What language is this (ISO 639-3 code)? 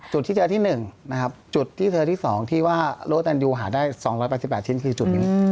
tha